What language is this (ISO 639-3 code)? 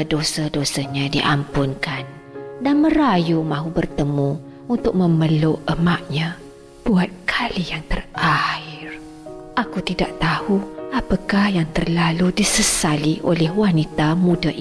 msa